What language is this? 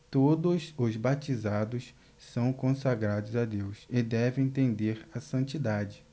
Portuguese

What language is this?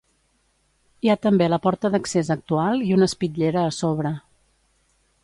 Catalan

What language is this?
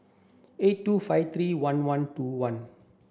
English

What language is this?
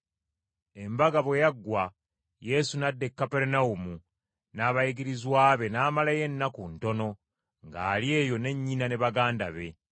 Ganda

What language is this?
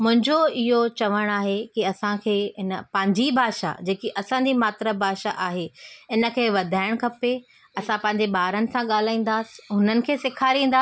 Sindhi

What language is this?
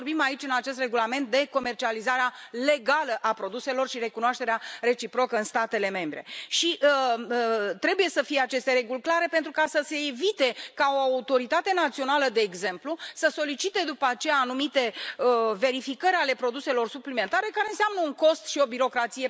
Romanian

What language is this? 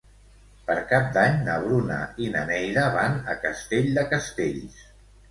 Catalan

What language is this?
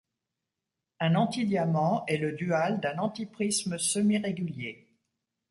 French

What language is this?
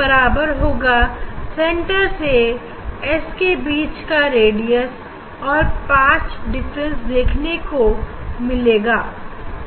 Hindi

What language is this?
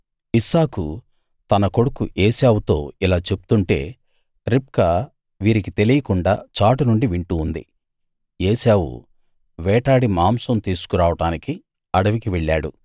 Telugu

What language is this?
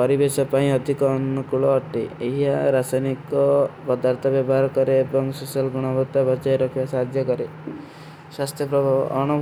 Kui (India)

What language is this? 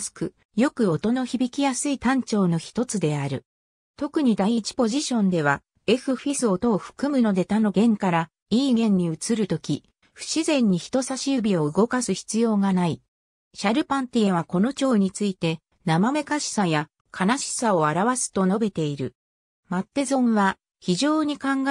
Japanese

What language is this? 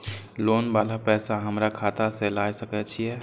Maithili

